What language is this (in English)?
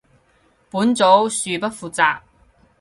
Cantonese